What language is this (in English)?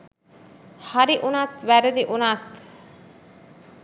Sinhala